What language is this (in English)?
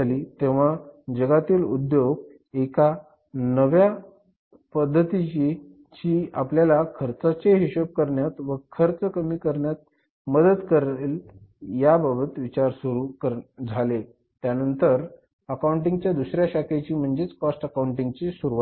Marathi